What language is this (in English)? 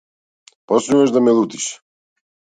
Macedonian